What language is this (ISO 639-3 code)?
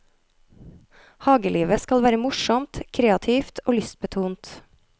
nor